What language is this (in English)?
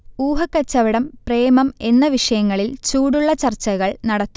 Malayalam